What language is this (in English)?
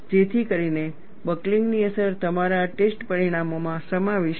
Gujarati